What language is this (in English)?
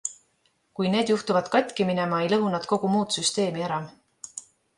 Estonian